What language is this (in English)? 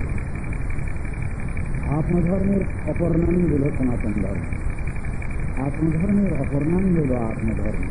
Arabic